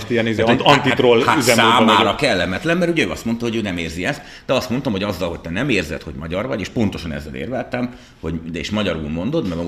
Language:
Hungarian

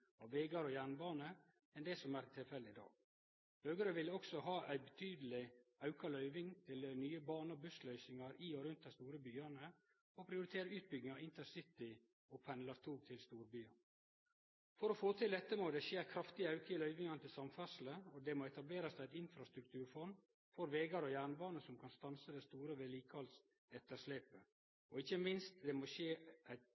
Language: Norwegian Nynorsk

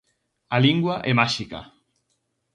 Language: Galician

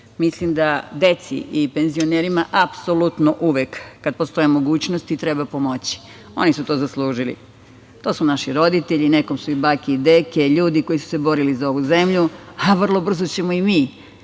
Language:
Serbian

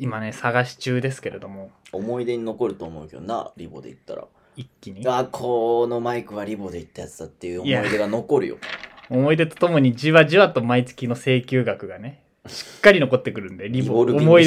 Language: Japanese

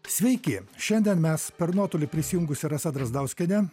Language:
Lithuanian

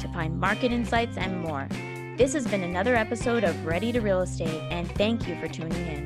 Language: English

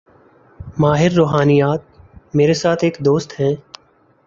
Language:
Urdu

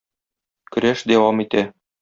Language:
Tatar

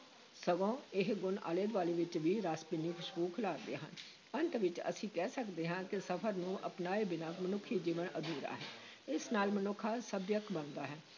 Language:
Punjabi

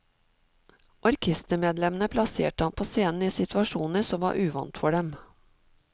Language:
Norwegian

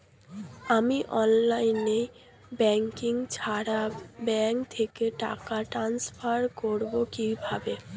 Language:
Bangla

